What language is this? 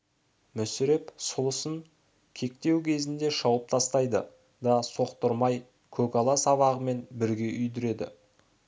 Kazakh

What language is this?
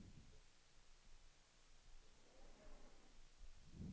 Swedish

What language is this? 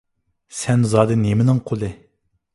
Uyghur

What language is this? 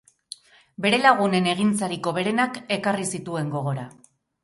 Basque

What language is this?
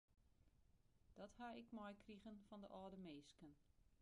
Western Frisian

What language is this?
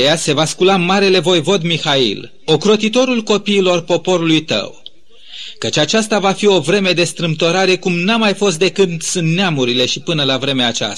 Romanian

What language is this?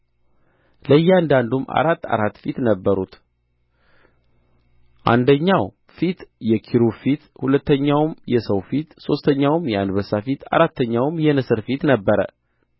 Amharic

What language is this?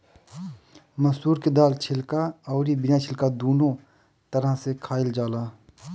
Bhojpuri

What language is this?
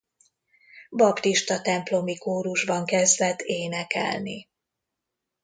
Hungarian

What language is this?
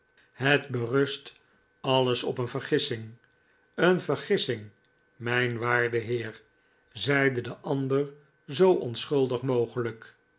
Dutch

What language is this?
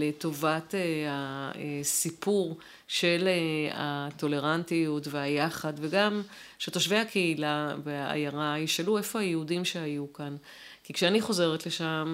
Hebrew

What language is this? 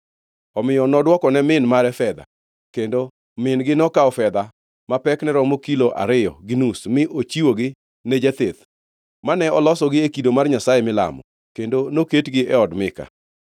Luo (Kenya and Tanzania)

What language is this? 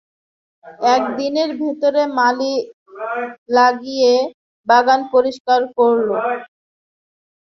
Bangla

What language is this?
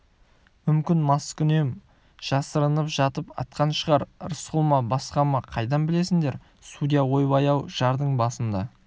Kazakh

